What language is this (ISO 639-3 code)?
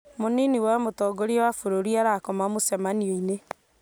kik